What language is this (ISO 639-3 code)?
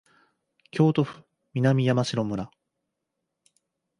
jpn